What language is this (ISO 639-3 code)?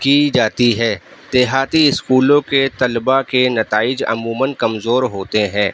urd